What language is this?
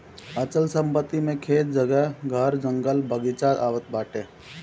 Bhojpuri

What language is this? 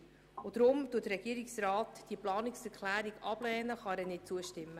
Swiss German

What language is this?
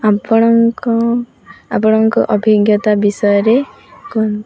Odia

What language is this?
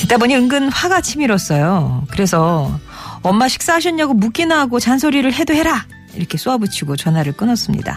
Korean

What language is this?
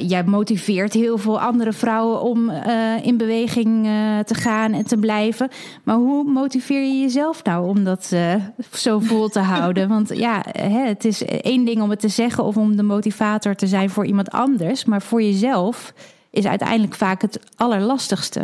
Dutch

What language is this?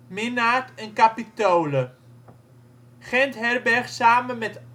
Dutch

